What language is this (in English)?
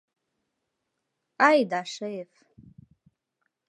Mari